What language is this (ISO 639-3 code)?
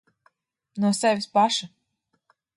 lav